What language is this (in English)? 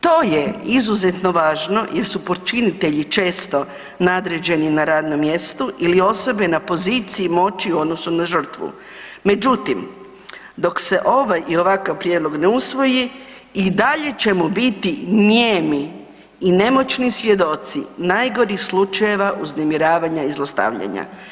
Croatian